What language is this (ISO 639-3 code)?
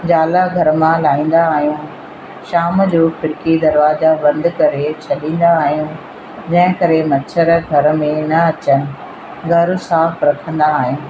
snd